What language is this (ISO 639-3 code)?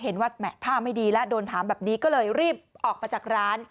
tha